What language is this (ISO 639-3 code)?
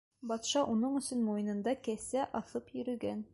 bak